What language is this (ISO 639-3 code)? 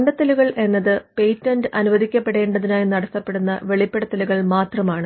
mal